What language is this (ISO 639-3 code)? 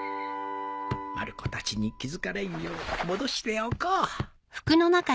jpn